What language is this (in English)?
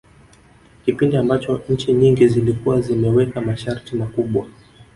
Swahili